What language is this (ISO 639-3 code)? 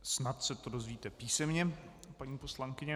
ces